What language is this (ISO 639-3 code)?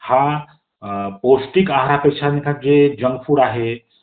mar